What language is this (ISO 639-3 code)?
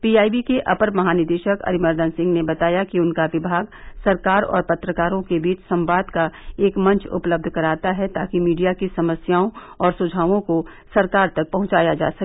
hin